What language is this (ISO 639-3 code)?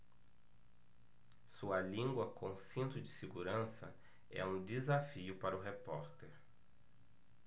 por